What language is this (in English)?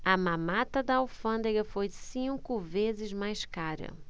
Portuguese